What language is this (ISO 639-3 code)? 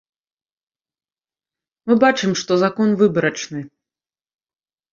bel